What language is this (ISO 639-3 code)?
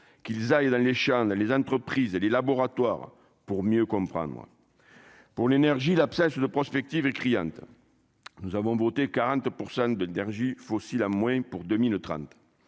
fra